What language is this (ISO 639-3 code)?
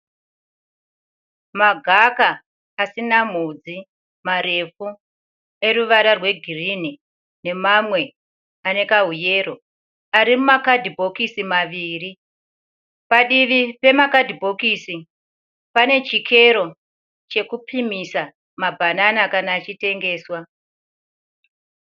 sna